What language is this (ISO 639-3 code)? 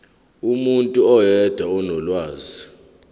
zul